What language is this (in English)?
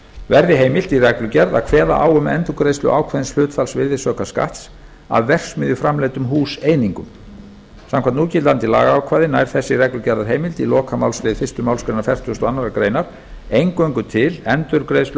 Icelandic